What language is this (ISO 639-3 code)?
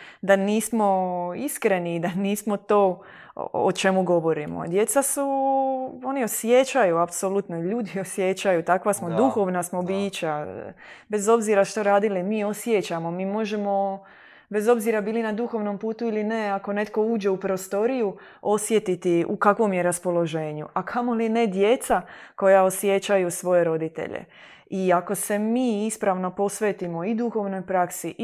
hrv